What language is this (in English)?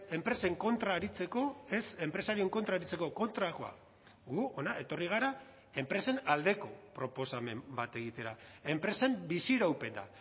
Basque